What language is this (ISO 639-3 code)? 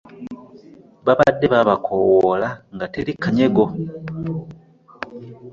lug